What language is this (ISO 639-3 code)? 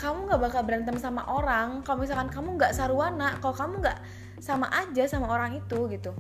ind